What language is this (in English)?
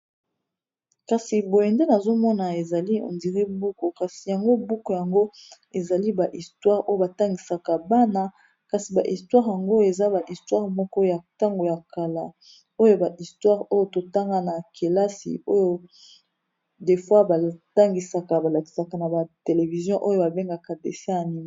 Lingala